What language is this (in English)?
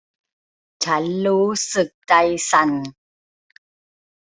Thai